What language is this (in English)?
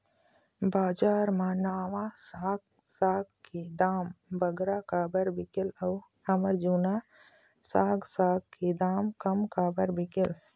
Chhattisgarhi